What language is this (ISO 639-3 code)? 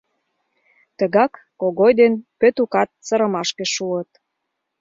chm